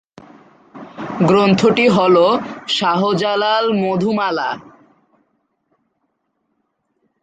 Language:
Bangla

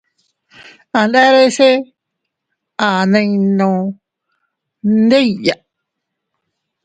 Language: Teutila Cuicatec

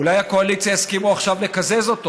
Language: Hebrew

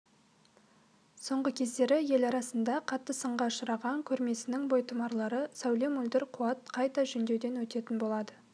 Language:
Kazakh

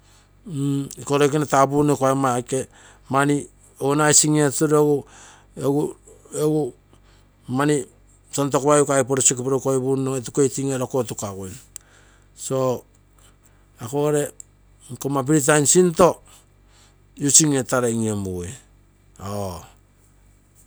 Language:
Terei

